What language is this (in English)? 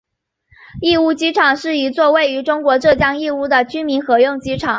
Chinese